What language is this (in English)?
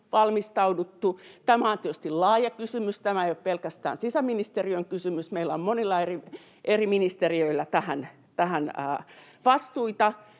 Finnish